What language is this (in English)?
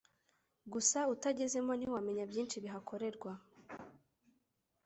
Kinyarwanda